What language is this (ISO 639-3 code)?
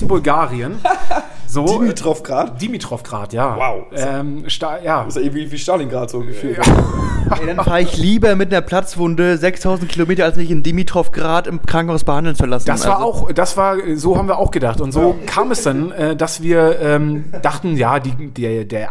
deu